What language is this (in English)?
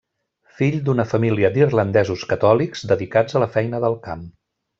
Catalan